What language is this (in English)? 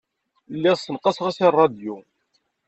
Kabyle